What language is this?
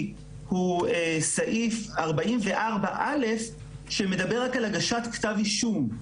Hebrew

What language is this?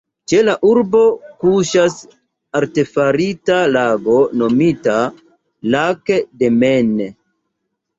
Esperanto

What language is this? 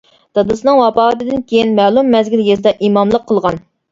Uyghur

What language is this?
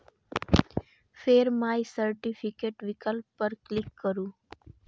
Maithili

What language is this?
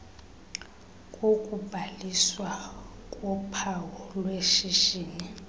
Xhosa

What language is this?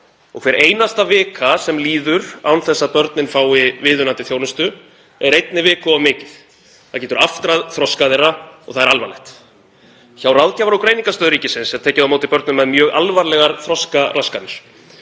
Icelandic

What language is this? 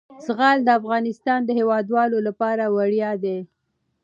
Pashto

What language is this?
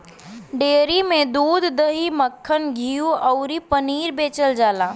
Bhojpuri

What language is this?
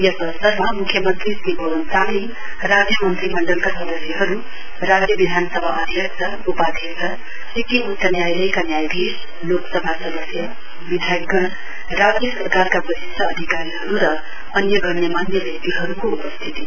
Nepali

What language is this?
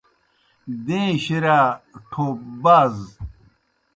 Kohistani Shina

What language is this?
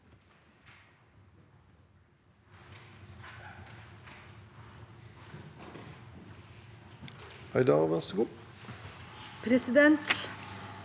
Norwegian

